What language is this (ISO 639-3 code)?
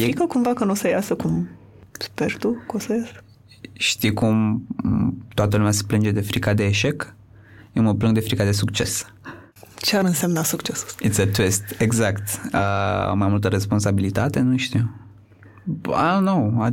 ron